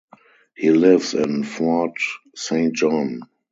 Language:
English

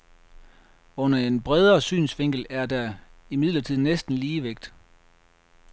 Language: Danish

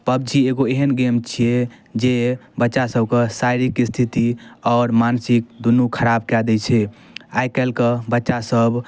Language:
Maithili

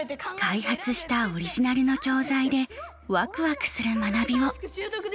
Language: Japanese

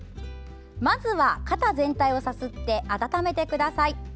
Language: Japanese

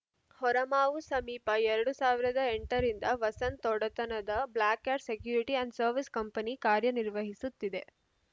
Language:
Kannada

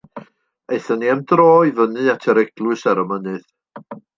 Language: Welsh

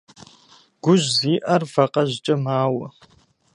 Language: Kabardian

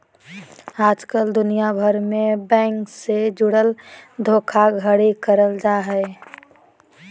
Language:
Magahi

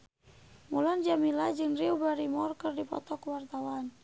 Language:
Sundanese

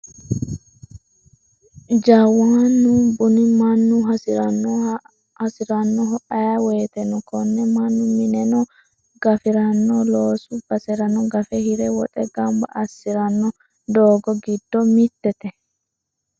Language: Sidamo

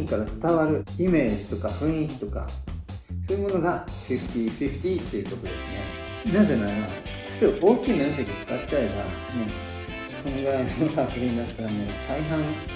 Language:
Japanese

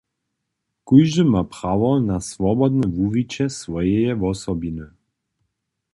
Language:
Upper Sorbian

